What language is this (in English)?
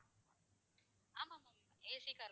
Tamil